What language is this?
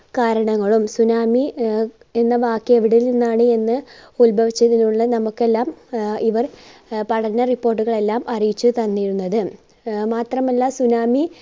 Malayalam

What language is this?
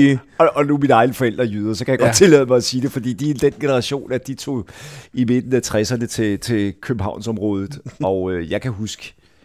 Danish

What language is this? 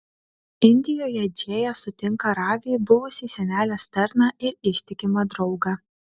Lithuanian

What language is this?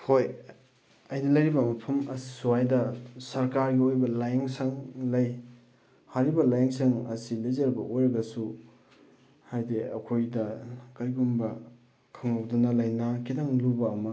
Manipuri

